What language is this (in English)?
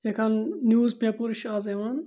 Kashmiri